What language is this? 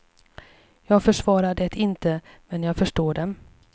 Swedish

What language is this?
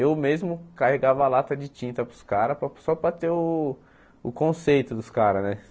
Portuguese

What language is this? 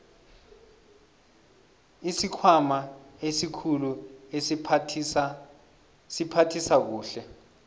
South Ndebele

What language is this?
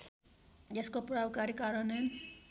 Nepali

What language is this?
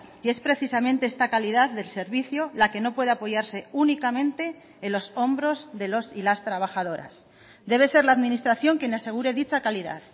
Spanish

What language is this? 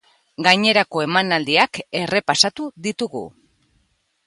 Basque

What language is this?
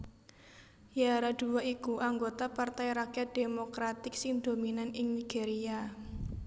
Javanese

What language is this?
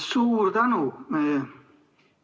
Estonian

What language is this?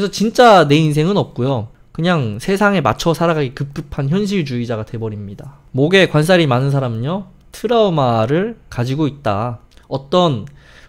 Korean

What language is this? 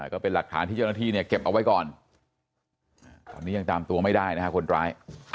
Thai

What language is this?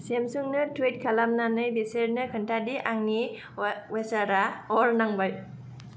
Bodo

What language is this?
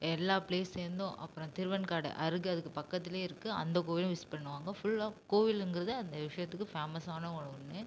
Tamil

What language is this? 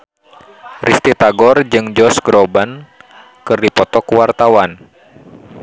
Sundanese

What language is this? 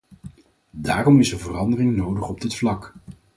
Dutch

